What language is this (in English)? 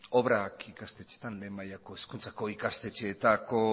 Basque